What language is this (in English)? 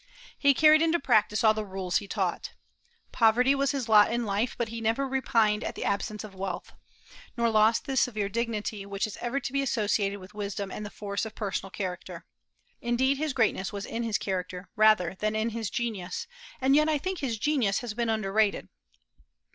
English